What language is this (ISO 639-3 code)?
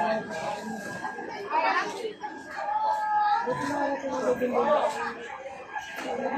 ara